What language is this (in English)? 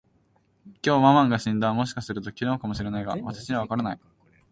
Japanese